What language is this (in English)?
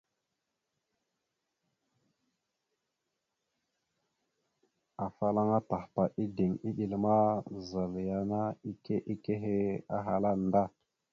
Mada (Cameroon)